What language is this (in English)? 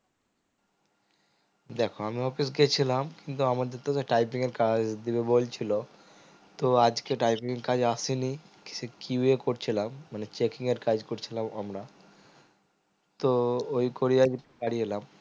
Bangla